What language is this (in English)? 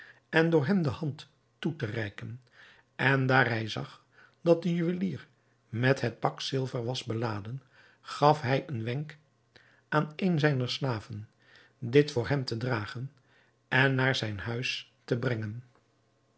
Dutch